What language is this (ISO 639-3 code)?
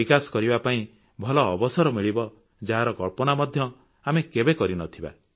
ori